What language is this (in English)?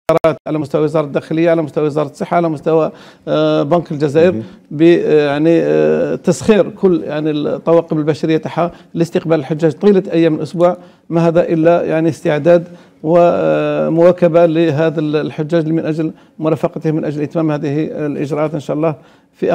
Arabic